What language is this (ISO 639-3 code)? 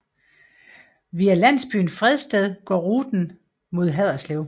dan